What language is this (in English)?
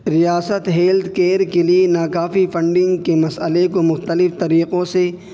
Urdu